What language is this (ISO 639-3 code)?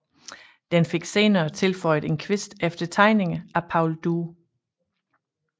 dan